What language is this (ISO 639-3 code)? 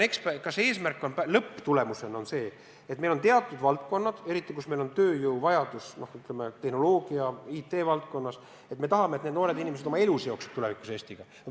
est